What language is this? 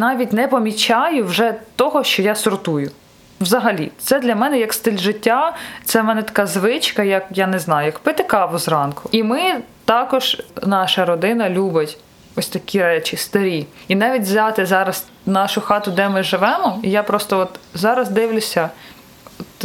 Ukrainian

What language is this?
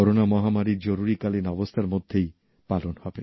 Bangla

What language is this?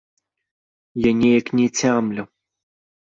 Belarusian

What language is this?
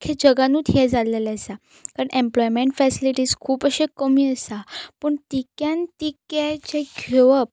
Konkani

